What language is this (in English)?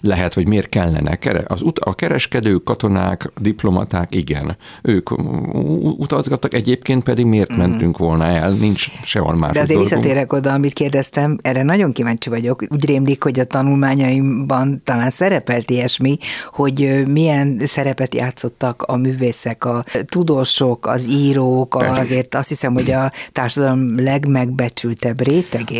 Hungarian